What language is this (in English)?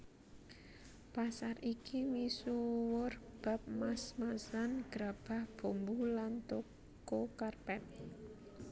Javanese